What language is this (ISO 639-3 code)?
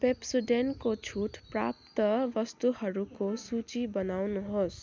nep